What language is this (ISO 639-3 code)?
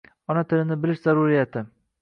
uzb